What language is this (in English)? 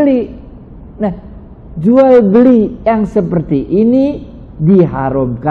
Indonesian